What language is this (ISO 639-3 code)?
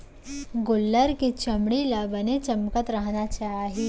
hne